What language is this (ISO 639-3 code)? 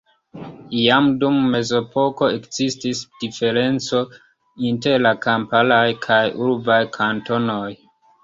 epo